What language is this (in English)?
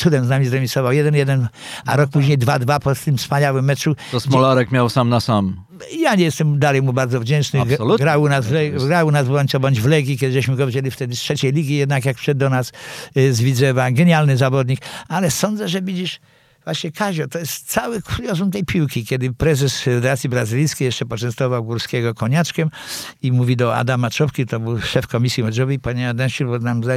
Polish